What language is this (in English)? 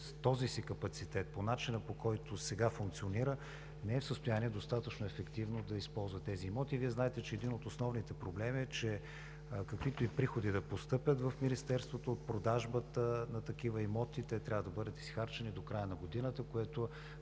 Bulgarian